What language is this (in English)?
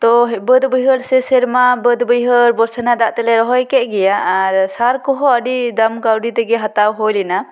Santali